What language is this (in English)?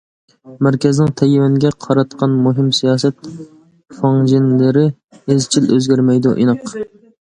Uyghur